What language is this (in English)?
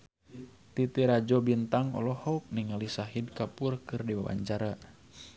Sundanese